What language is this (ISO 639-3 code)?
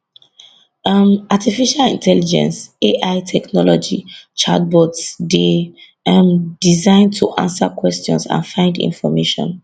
pcm